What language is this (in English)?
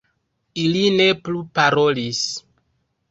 Esperanto